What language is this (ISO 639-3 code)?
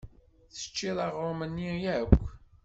kab